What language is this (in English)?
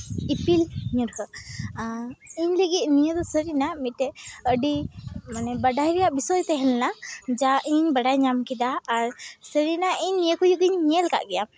Santali